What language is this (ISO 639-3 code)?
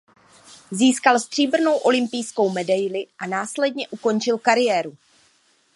ces